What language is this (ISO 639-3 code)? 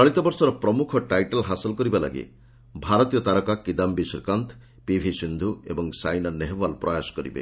ori